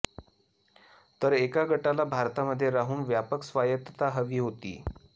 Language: Marathi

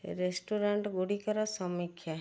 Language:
Odia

